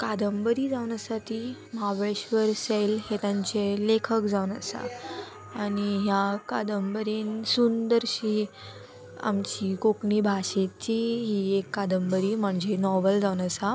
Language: Konkani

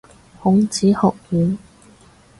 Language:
Cantonese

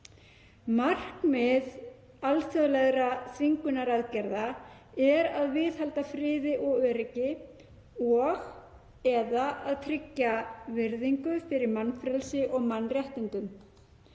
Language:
Icelandic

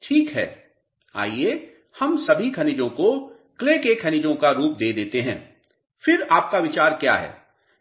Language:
Hindi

